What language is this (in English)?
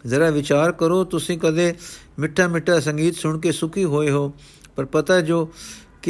Punjabi